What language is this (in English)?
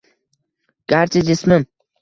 Uzbek